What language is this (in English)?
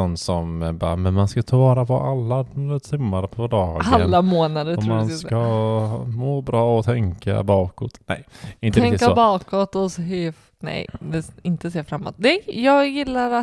Swedish